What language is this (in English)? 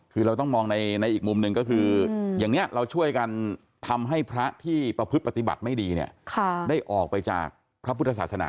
Thai